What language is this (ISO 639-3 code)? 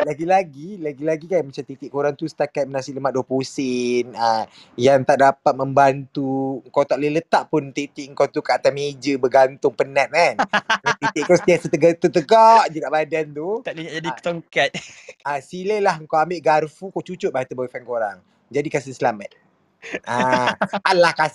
msa